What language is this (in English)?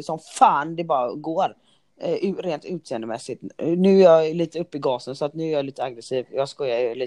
Swedish